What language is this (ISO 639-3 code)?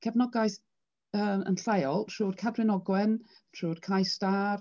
cym